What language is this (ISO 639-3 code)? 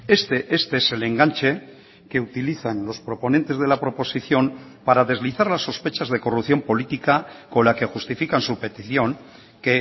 spa